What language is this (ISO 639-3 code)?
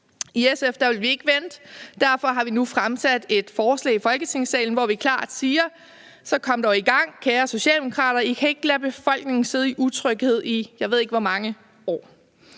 dan